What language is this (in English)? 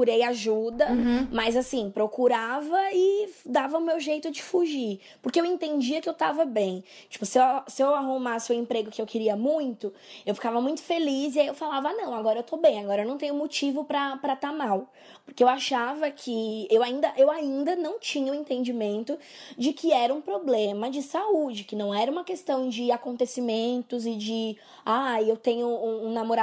Portuguese